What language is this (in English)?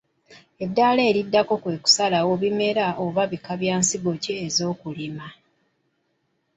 Ganda